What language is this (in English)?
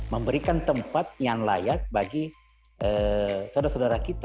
Indonesian